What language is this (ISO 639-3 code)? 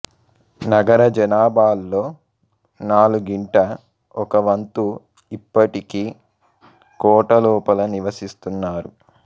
tel